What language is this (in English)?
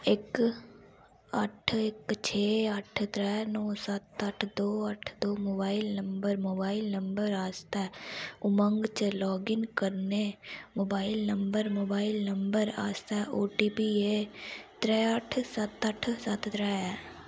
Dogri